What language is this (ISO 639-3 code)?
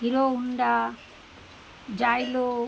ben